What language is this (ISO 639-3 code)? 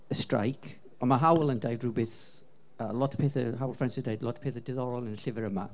cym